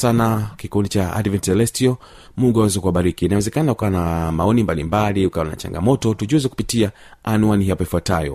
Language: Swahili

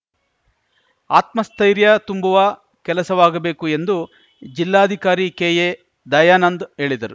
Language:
Kannada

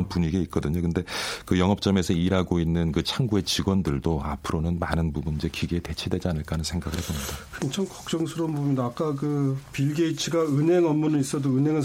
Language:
Korean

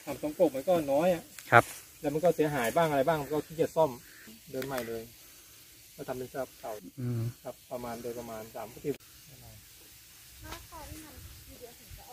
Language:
Thai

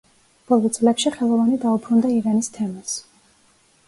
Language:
Georgian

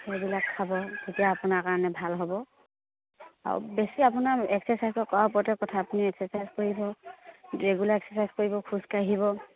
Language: Assamese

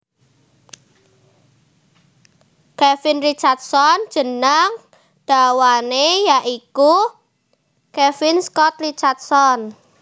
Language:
Javanese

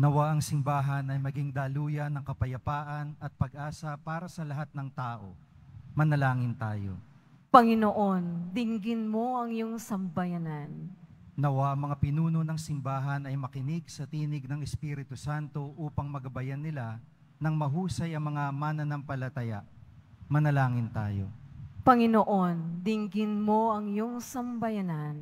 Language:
Filipino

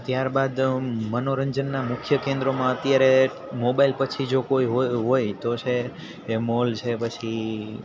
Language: Gujarati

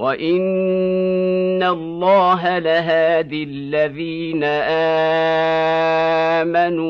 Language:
Arabic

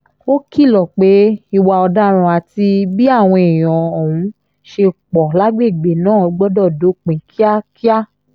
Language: Yoruba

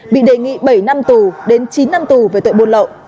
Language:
Vietnamese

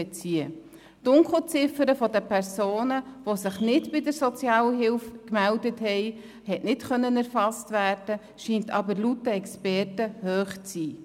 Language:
Swiss German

